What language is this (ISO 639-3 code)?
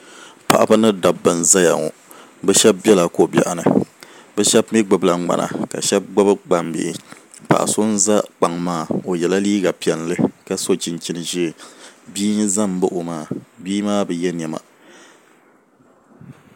dag